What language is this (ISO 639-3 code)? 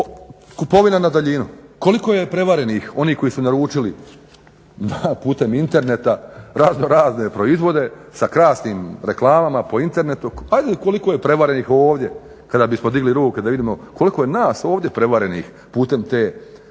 hrv